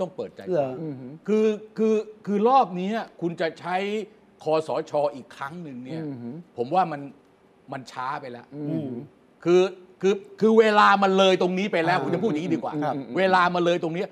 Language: Thai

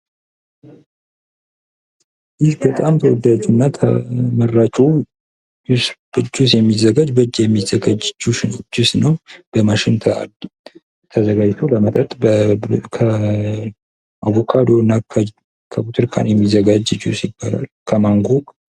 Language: Amharic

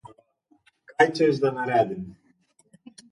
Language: Slovenian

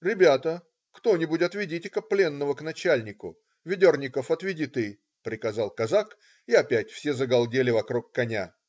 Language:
Russian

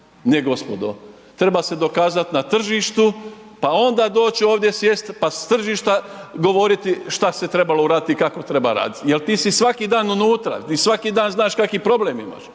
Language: Croatian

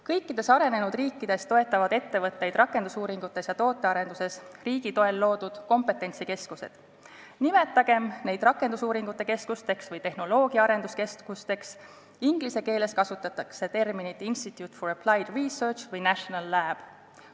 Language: Estonian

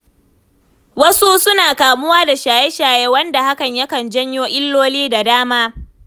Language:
Hausa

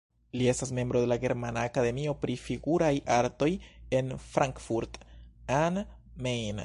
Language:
Esperanto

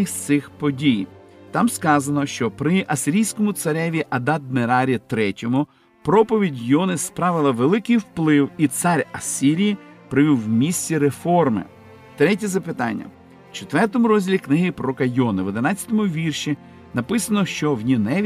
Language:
Ukrainian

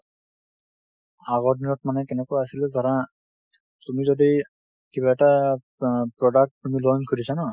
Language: Assamese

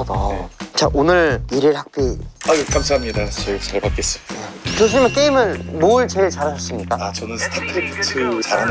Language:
Korean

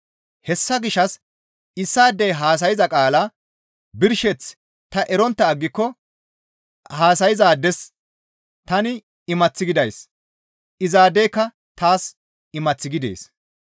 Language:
Gamo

